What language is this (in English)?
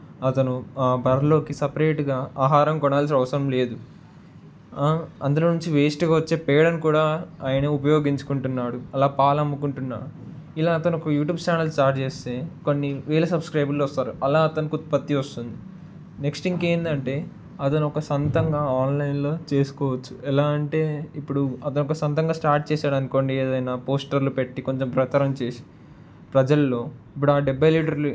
Telugu